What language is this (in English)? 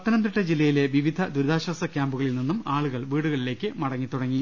Malayalam